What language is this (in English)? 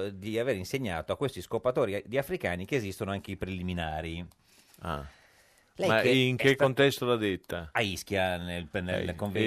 Italian